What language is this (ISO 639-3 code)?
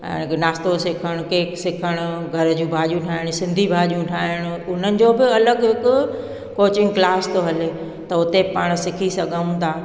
snd